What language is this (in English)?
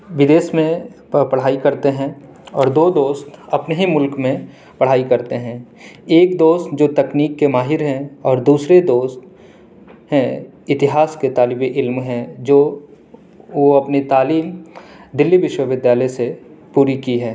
Urdu